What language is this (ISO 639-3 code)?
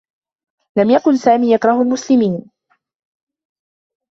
ara